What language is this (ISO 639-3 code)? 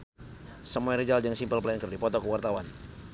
sun